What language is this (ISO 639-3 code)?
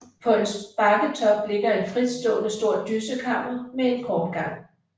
dan